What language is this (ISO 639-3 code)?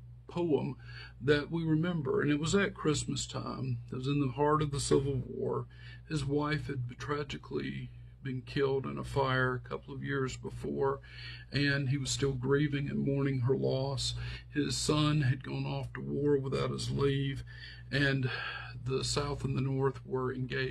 eng